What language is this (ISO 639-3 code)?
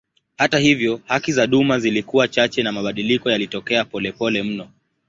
swa